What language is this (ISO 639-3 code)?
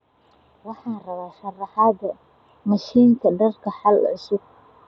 som